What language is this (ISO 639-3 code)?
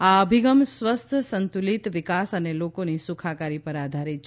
guj